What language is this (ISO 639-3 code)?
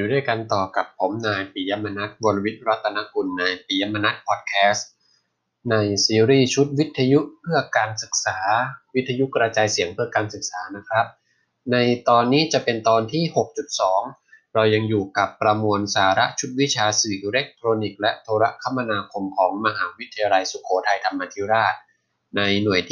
tha